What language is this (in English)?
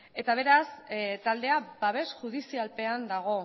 Basque